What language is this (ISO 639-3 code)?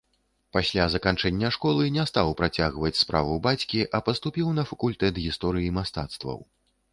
bel